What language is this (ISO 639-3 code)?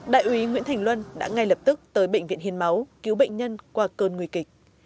vie